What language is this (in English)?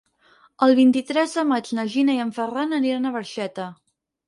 Catalan